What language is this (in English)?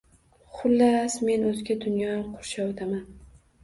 Uzbek